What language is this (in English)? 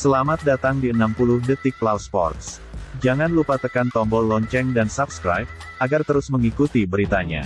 Indonesian